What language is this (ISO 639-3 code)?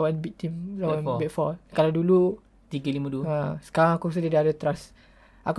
msa